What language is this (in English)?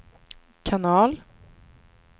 Swedish